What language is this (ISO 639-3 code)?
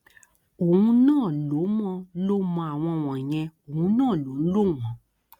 yor